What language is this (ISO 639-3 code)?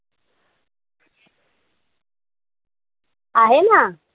mar